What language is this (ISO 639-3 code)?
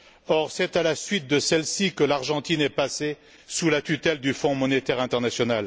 fra